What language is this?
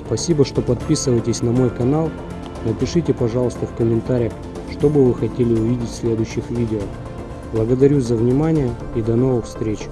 Russian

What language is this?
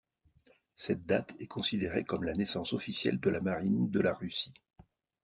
French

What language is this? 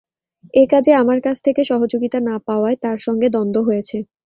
Bangla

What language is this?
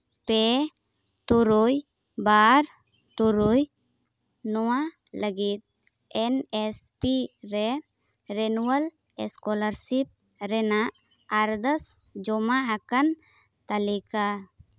Santali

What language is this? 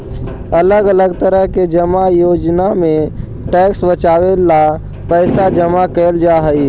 Magahi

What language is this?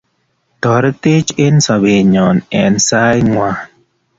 Kalenjin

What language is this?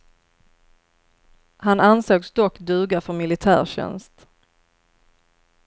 Swedish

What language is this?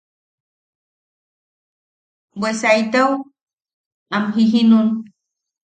Yaqui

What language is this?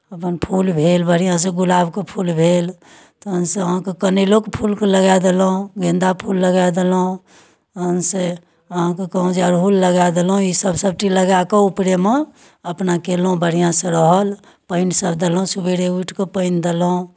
Maithili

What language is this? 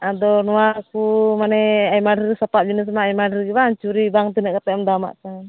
Santali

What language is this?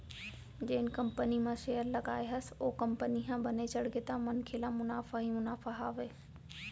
Chhattisgarhi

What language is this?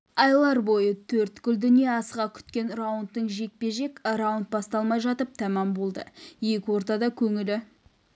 Kazakh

